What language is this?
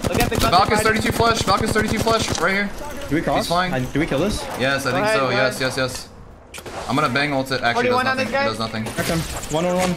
English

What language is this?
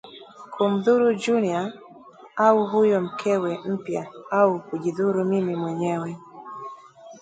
Swahili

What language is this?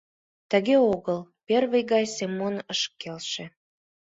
Mari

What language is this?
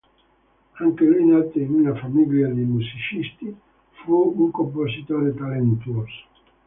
Italian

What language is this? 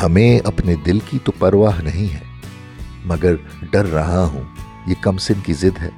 Urdu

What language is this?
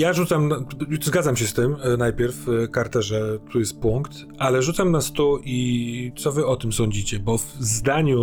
Polish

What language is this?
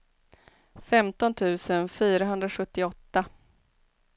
Swedish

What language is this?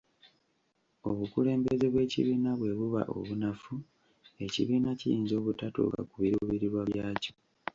Ganda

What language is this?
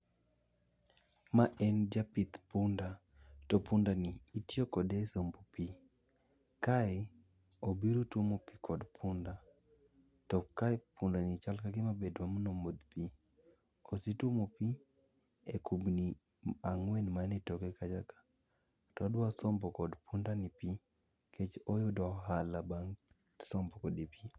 Luo (Kenya and Tanzania)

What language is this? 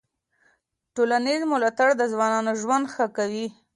Pashto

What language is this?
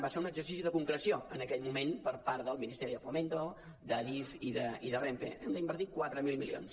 Catalan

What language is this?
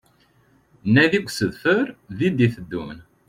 Kabyle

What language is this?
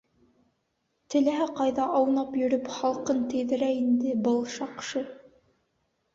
Bashkir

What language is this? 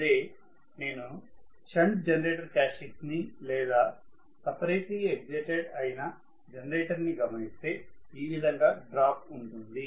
Telugu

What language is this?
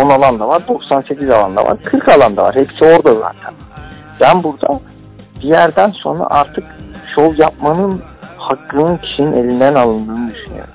Turkish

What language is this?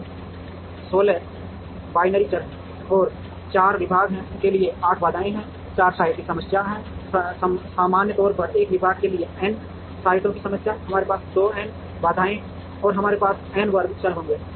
Hindi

